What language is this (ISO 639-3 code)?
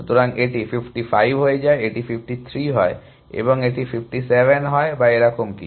ben